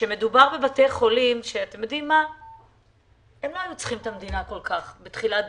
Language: Hebrew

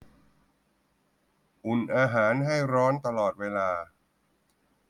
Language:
Thai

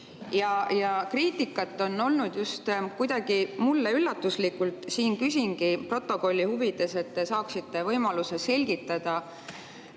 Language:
Estonian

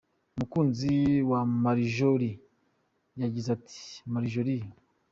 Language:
Kinyarwanda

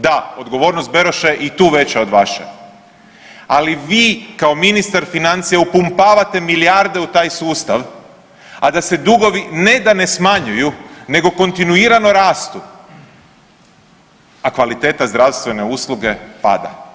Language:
Croatian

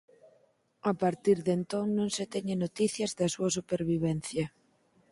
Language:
Galician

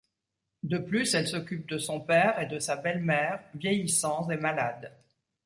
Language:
French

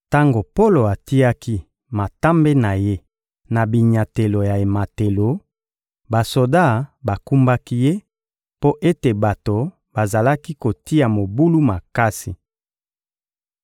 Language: Lingala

